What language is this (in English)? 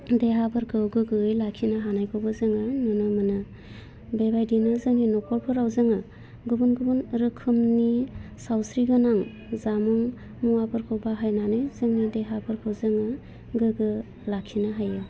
Bodo